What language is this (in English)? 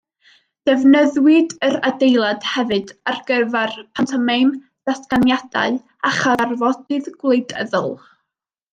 Welsh